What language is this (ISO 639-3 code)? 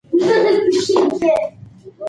pus